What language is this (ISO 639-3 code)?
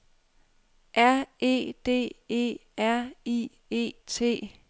dan